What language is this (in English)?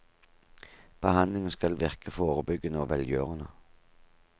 Norwegian